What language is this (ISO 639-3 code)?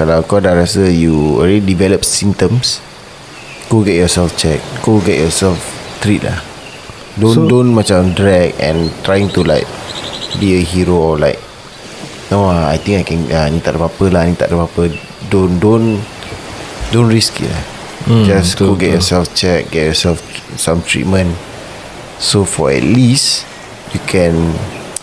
msa